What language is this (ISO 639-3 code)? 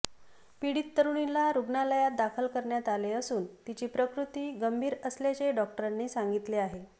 mar